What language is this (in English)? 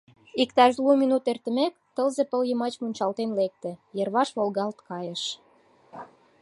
Mari